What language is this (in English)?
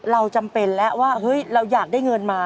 Thai